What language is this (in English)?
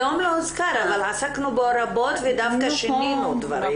Hebrew